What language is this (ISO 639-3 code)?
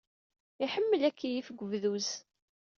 kab